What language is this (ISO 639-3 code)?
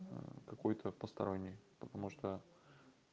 rus